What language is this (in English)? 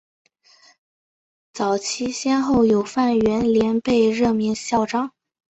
Chinese